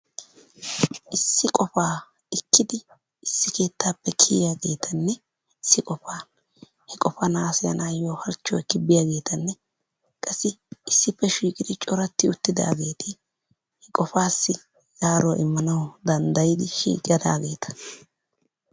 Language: Wolaytta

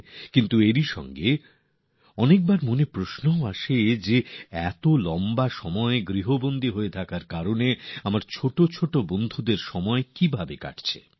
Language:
Bangla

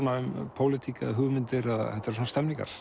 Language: Icelandic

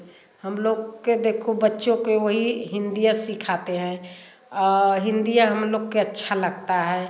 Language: Hindi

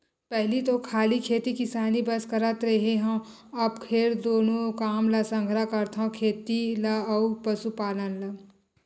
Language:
Chhattisgarhi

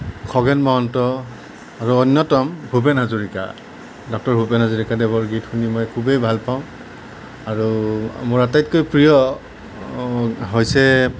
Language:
Assamese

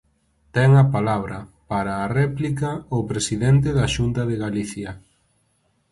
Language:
Galician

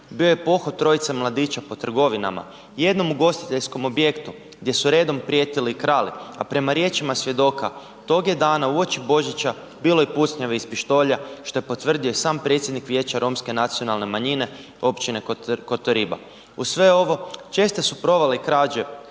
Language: Croatian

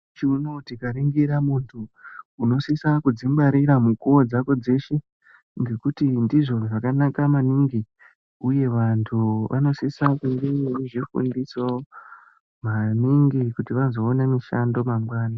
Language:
Ndau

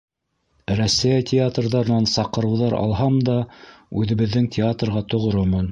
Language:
Bashkir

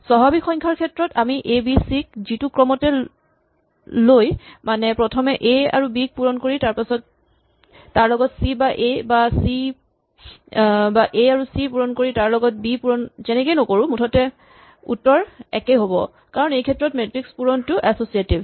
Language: Assamese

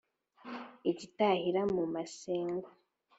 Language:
Kinyarwanda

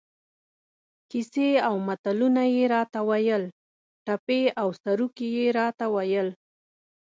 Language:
Pashto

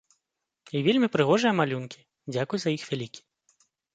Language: Belarusian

